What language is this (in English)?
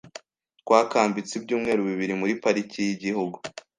Kinyarwanda